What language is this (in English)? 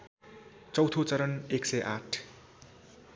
Nepali